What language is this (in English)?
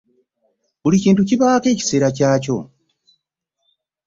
Ganda